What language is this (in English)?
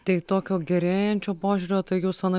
Lithuanian